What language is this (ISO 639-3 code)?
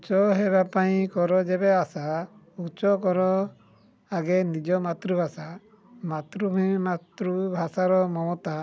ori